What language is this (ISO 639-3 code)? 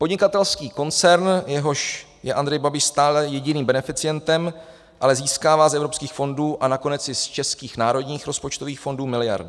ces